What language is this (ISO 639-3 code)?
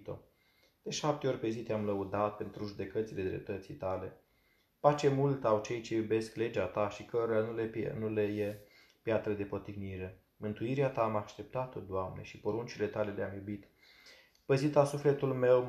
ron